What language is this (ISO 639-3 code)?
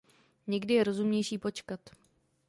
ces